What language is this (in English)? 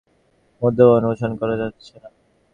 Bangla